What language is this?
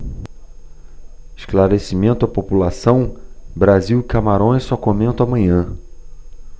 Portuguese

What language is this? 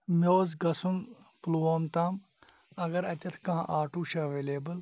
Kashmiri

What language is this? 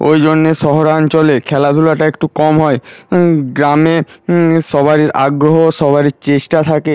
Bangla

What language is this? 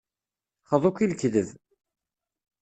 Kabyle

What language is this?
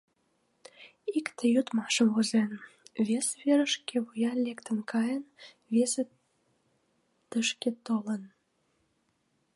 Mari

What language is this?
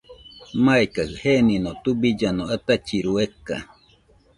Nüpode Huitoto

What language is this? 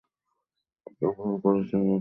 Bangla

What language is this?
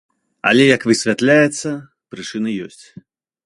Belarusian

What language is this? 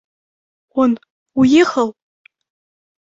Russian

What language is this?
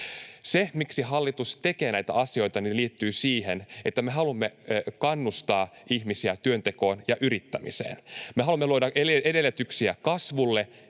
Finnish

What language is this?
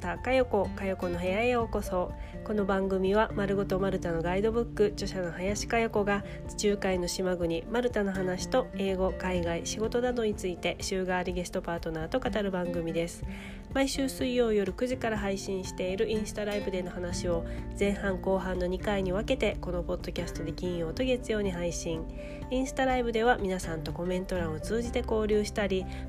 Japanese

